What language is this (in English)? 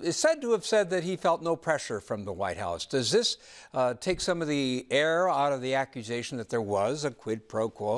English